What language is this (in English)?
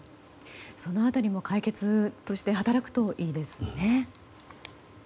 Japanese